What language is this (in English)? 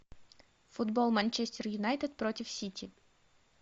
Russian